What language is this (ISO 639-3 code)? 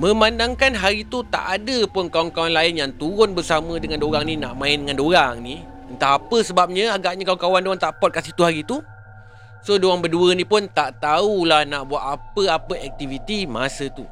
msa